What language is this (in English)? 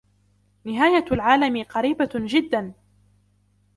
Arabic